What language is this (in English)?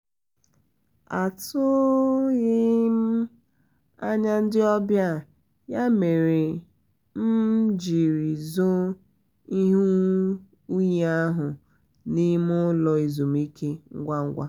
Igbo